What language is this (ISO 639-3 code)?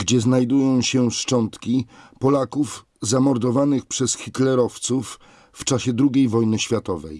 pol